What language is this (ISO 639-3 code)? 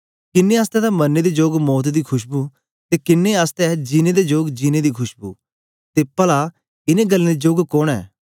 doi